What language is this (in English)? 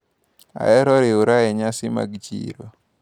Luo (Kenya and Tanzania)